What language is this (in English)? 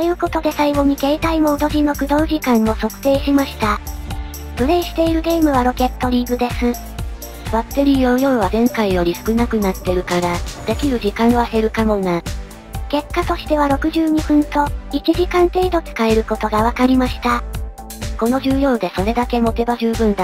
Japanese